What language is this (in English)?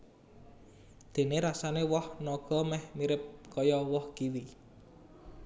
Javanese